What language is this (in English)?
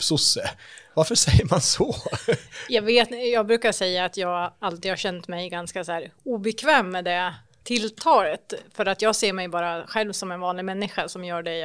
Swedish